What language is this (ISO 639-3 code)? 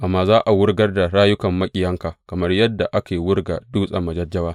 hau